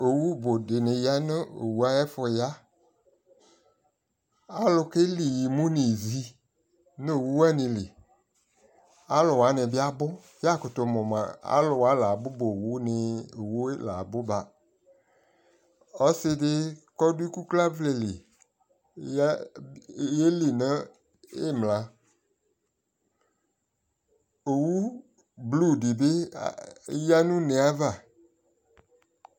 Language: Ikposo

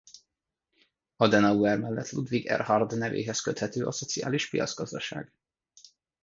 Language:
Hungarian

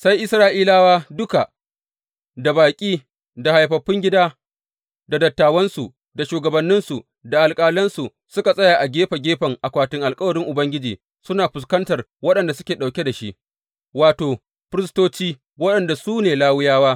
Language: Hausa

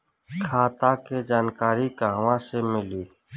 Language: Bhojpuri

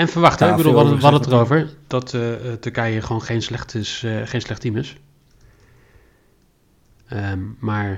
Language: Dutch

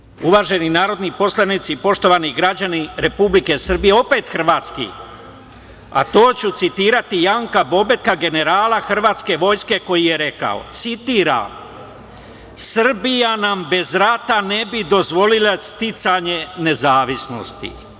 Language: Serbian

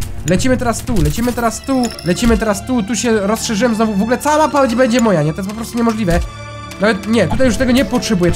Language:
Polish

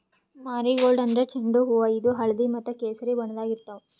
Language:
Kannada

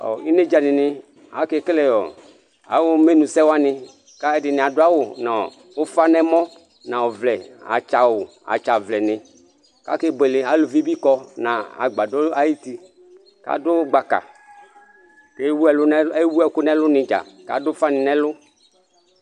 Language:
Ikposo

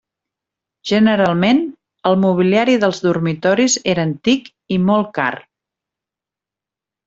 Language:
Catalan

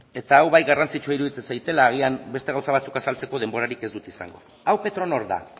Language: Basque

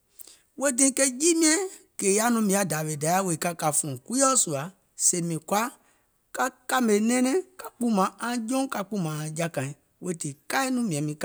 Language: Gola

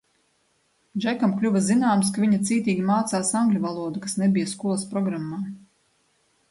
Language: Latvian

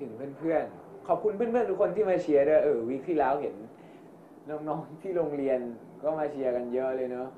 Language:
Thai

